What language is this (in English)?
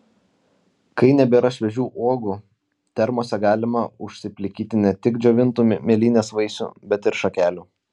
Lithuanian